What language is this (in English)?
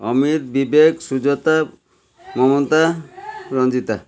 Odia